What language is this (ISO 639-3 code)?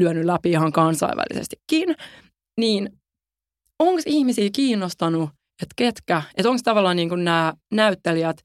fin